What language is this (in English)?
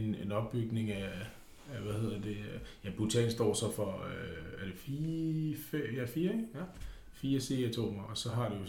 Danish